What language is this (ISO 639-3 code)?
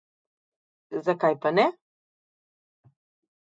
slv